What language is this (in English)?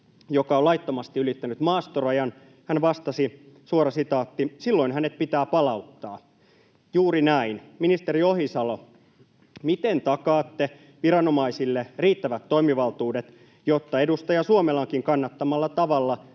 Finnish